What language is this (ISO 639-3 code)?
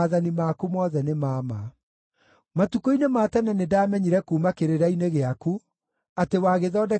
kik